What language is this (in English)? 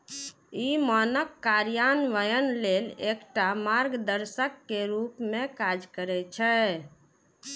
Maithili